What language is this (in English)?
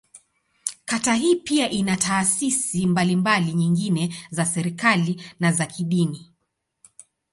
Swahili